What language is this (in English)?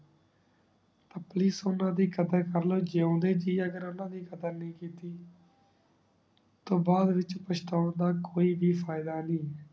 Punjabi